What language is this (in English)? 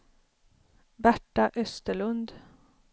Swedish